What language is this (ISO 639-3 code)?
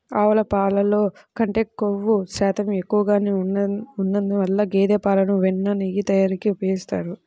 tel